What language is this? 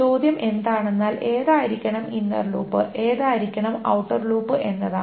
Malayalam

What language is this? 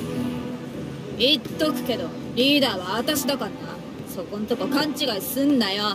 Japanese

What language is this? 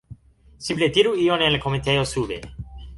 Esperanto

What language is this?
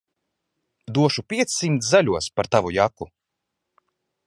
Latvian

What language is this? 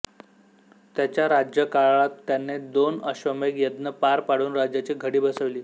Marathi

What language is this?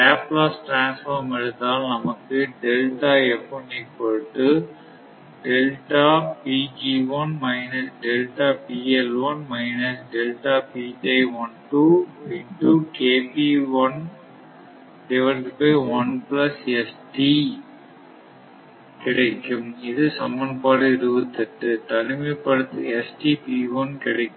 Tamil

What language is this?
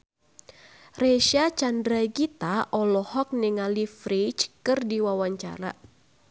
Sundanese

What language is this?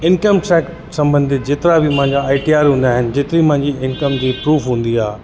Sindhi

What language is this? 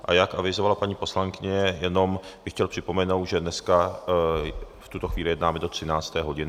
Czech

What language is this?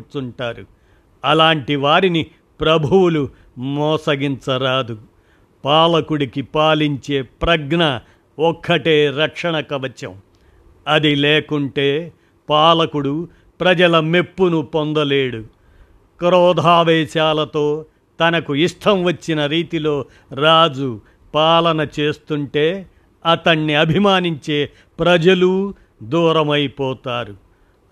Telugu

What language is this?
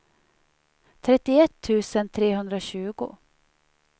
Swedish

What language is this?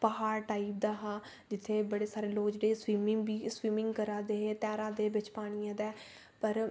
Dogri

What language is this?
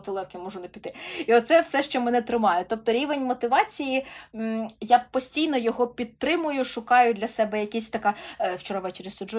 Ukrainian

